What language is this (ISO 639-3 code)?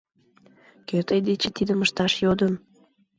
chm